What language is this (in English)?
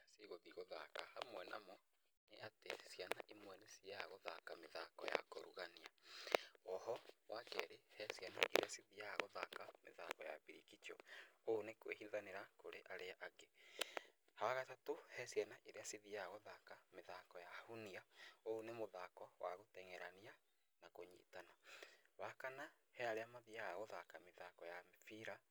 Kikuyu